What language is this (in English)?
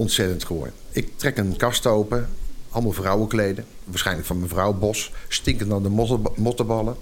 Dutch